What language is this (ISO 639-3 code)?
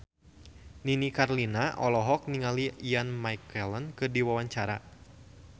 sun